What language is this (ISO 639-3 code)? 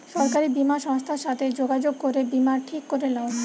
ben